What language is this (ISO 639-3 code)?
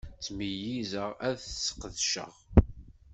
kab